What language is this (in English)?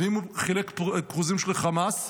Hebrew